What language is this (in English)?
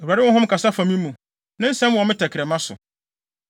Akan